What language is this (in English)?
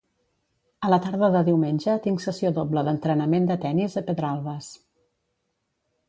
Catalan